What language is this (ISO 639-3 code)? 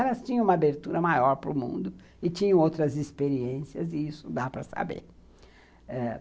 por